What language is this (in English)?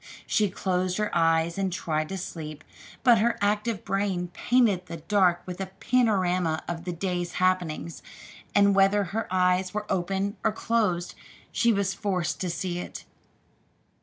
English